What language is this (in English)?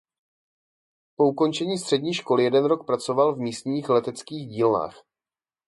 Czech